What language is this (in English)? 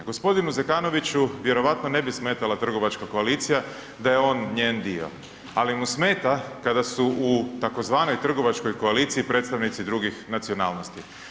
Croatian